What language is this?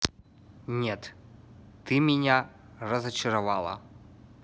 Russian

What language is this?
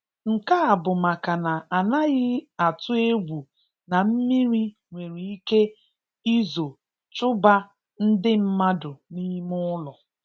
Igbo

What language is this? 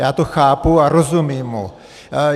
Czech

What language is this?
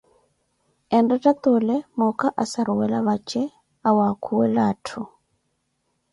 Koti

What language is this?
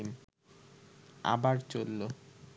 Bangla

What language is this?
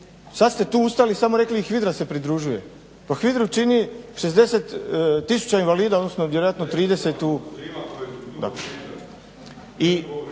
Croatian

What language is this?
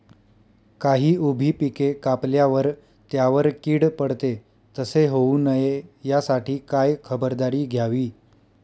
Marathi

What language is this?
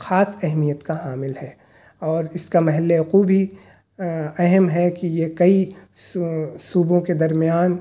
Urdu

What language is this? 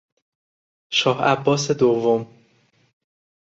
Persian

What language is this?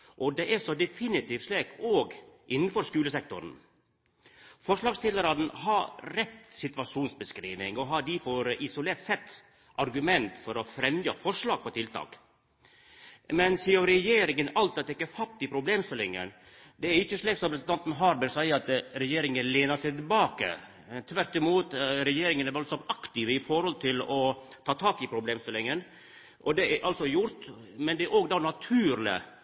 Norwegian Nynorsk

